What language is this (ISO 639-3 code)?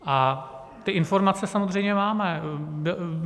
ces